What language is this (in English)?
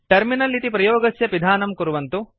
Sanskrit